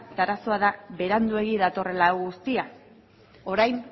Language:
Basque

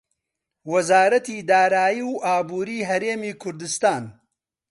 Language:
Central Kurdish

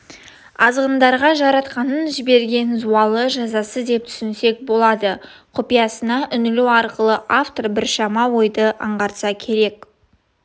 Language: Kazakh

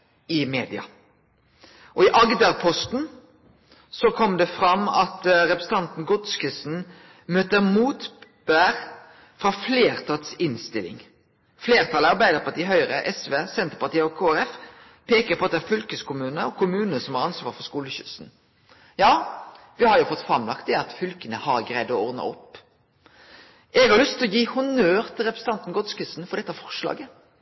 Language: Norwegian Nynorsk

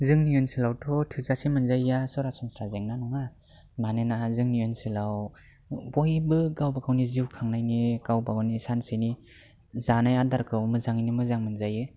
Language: Bodo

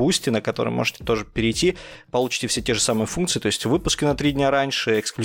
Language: Russian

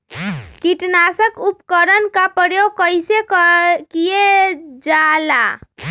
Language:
Magahi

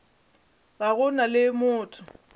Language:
Northern Sotho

